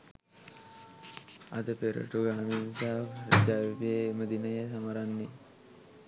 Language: Sinhala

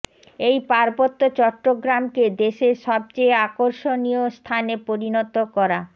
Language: Bangla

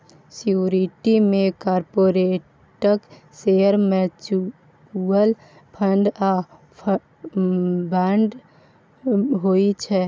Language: Maithili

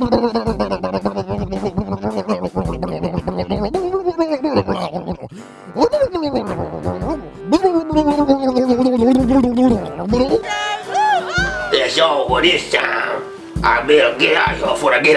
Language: English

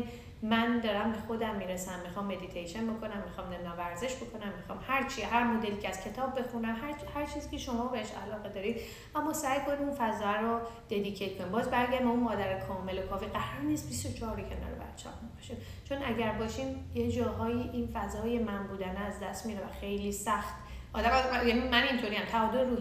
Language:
Persian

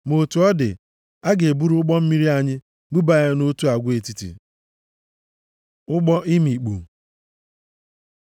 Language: Igbo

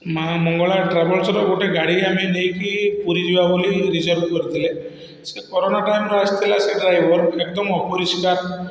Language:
Odia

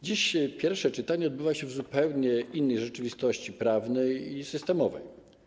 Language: Polish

